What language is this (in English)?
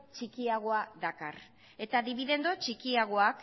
Basque